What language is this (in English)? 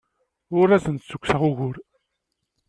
Kabyle